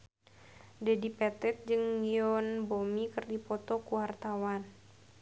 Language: Sundanese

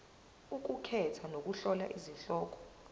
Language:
Zulu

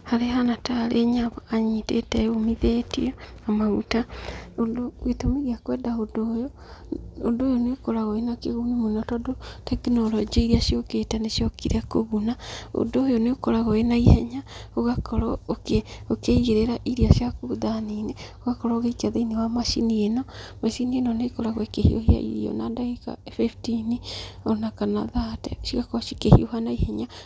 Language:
Kikuyu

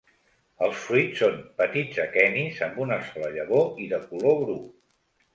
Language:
Catalan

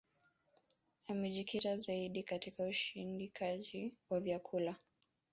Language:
Swahili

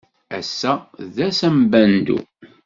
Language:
Kabyle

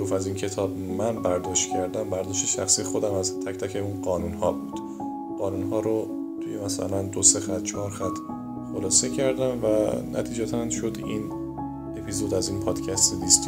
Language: Persian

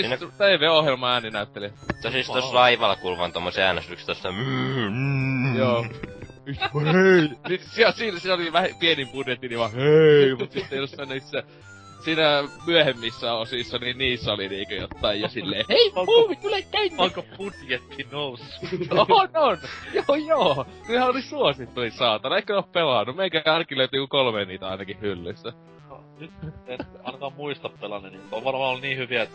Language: Finnish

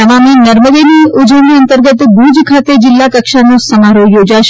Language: Gujarati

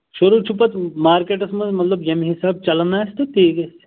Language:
Kashmiri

